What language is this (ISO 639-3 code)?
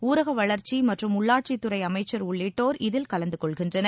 tam